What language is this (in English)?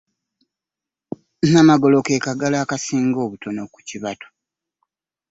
Ganda